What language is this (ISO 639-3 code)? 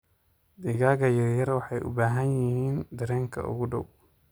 som